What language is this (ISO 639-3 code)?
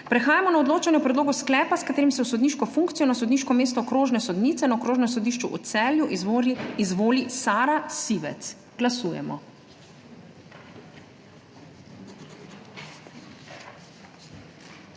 slv